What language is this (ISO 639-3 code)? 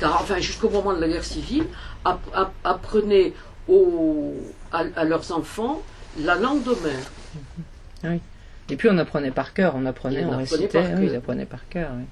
fra